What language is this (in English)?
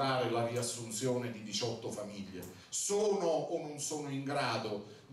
Italian